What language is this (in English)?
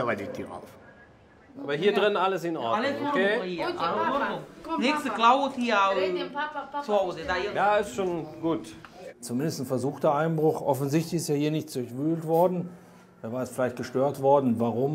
German